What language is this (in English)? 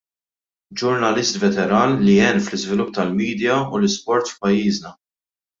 Maltese